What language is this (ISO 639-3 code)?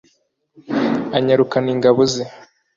kin